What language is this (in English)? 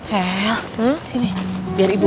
Indonesian